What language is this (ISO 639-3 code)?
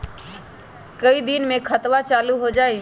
mag